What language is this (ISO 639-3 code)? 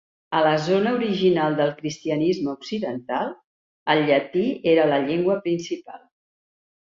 cat